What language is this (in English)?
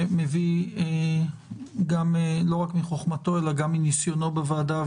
Hebrew